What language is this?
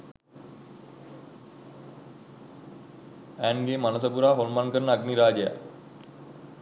Sinhala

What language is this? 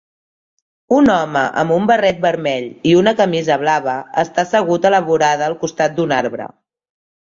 Catalan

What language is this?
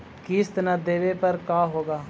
Magahi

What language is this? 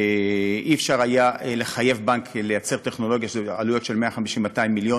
Hebrew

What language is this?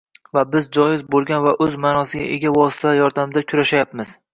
Uzbek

